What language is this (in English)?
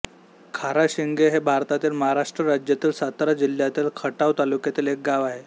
Marathi